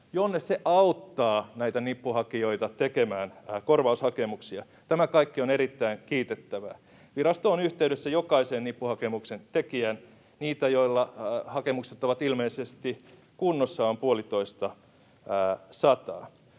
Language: Finnish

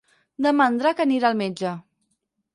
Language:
Catalan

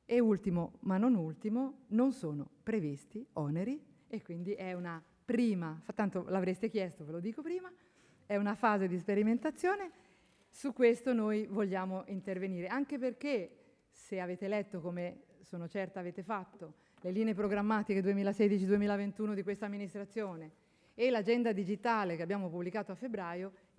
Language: Italian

